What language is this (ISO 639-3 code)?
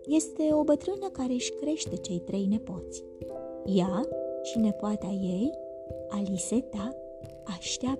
ron